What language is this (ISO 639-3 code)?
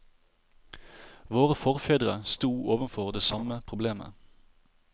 nor